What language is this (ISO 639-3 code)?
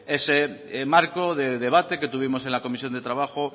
spa